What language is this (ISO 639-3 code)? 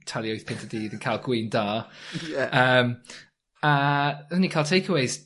cym